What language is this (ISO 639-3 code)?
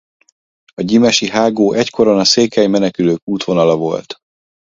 hun